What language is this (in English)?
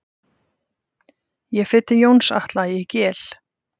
Icelandic